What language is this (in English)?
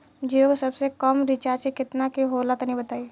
Bhojpuri